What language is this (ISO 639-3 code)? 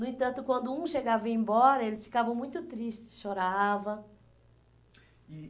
por